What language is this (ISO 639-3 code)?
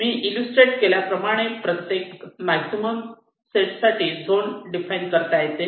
mar